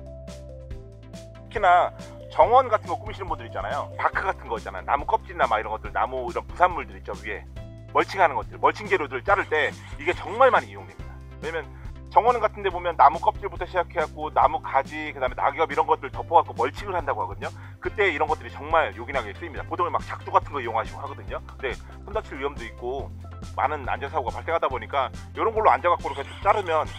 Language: Korean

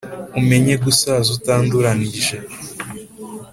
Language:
Kinyarwanda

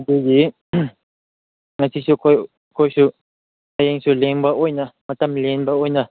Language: Manipuri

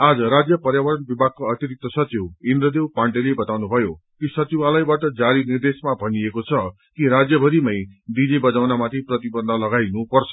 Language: Nepali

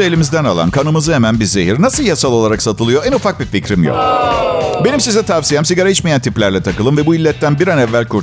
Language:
Turkish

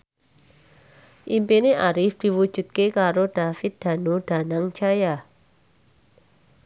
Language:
Javanese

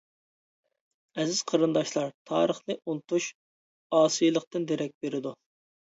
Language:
Uyghur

